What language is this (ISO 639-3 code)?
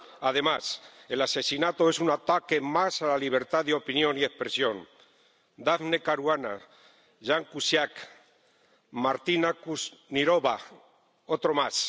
spa